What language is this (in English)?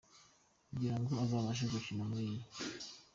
Kinyarwanda